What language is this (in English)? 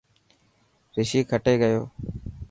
Dhatki